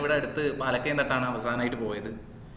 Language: Malayalam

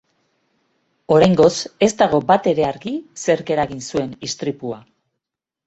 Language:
Basque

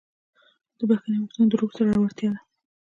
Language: Pashto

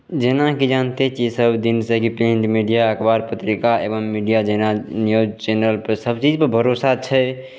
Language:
Maithili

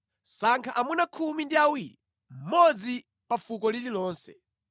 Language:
Nyanja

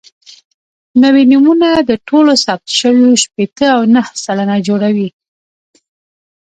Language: Pashto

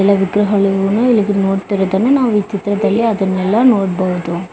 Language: Kannada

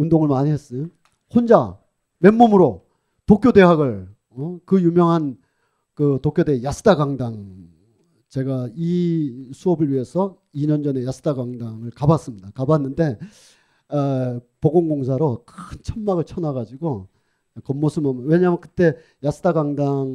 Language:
Korean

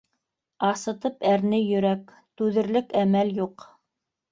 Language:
Bashkir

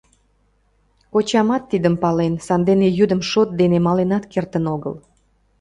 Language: Mari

